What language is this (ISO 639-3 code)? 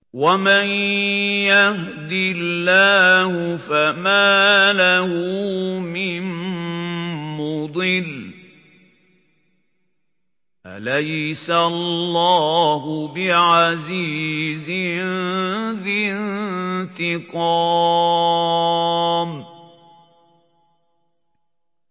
ara